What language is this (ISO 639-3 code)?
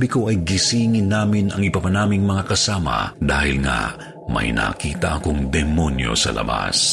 fil